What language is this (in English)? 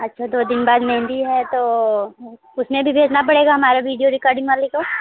Hindi